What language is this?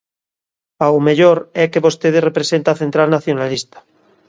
Galician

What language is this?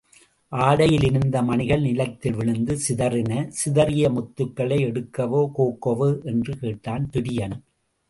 Tamil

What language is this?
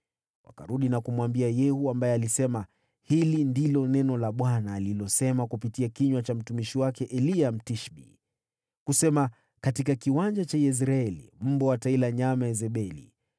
Swahili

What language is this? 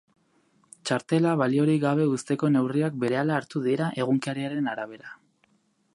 Basque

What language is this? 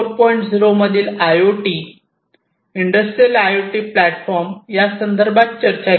Marathi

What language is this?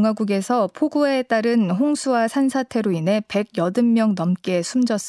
Korean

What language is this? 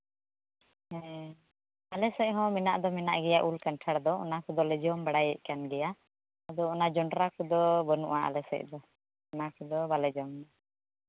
Santali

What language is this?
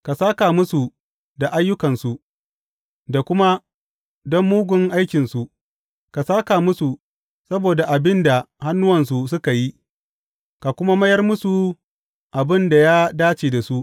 Hausa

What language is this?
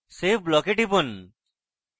Bangla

